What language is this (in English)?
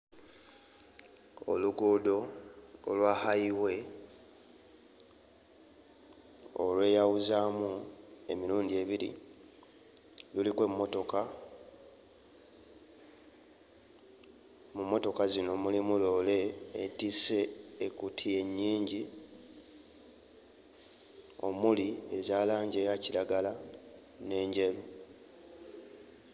Ganda